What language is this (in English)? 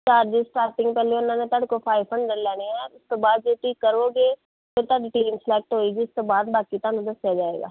Punjabi